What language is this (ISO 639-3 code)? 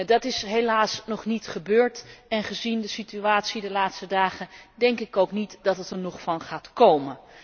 nld